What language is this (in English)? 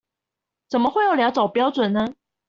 Chinese